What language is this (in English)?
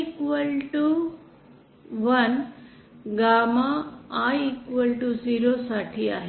Marathi